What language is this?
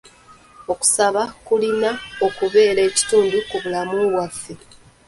Ganda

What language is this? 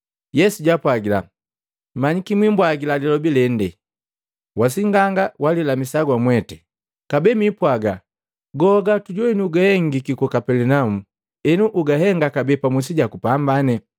Matengo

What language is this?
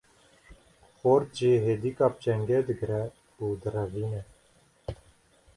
Kurdish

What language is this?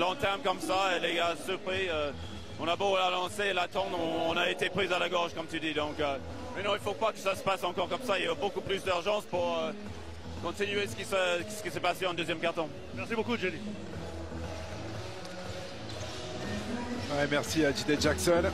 French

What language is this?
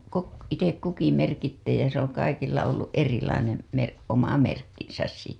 Finnish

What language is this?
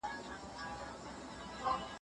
Pashto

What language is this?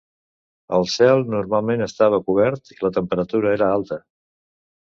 Catalan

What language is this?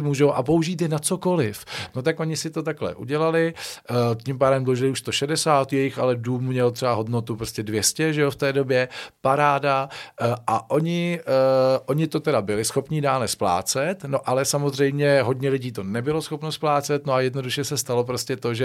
Czech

